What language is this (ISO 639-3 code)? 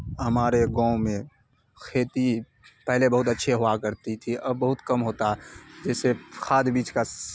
urd